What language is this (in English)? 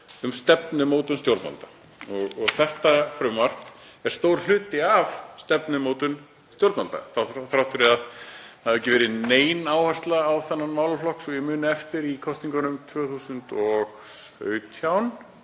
Icelandic